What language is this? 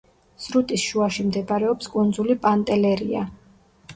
Georgian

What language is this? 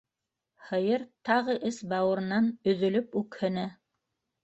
Bashkir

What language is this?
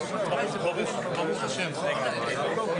Hebrew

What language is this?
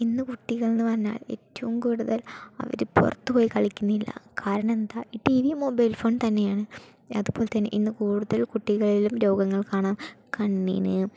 Malayalam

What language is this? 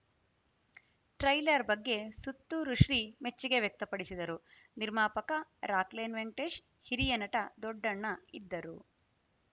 Kannada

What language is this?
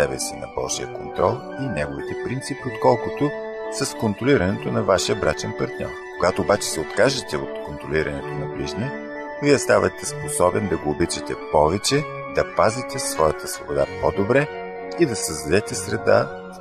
Bulgarian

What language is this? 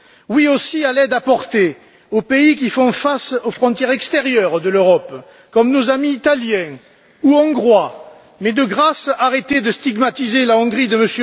French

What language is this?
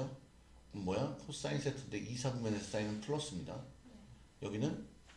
Korean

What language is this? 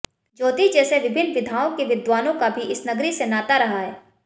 Hindi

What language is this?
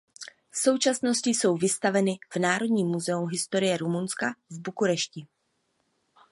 Czech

